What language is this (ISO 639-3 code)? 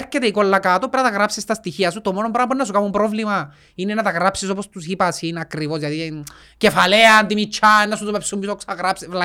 ell